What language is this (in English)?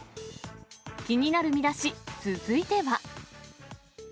Japanese